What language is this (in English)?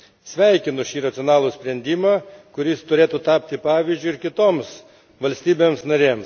Lithuanian